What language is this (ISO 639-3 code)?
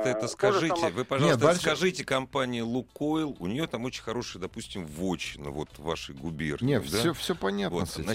rus